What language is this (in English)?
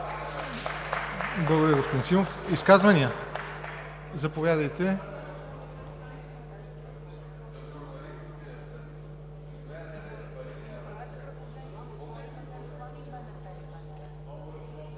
Bulgarian